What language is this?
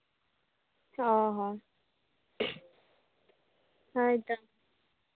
Santali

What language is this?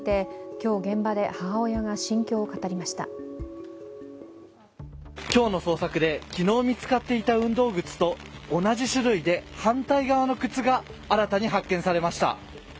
Japanese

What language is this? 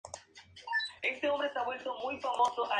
Spanish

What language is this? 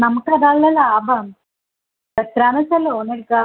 Malayalam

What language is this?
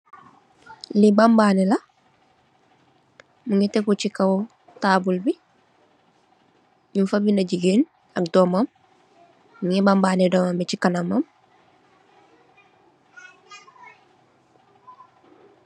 Wolof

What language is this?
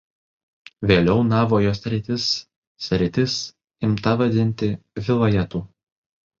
Lithuanian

